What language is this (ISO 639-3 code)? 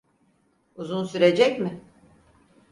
tur